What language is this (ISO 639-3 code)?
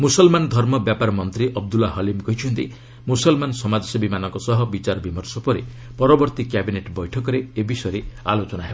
ori